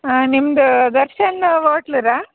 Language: Kannada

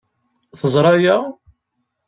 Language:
Kabyle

